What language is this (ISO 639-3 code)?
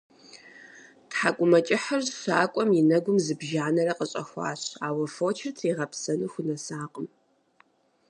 kbd